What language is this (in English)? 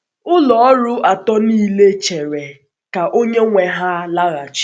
Igbo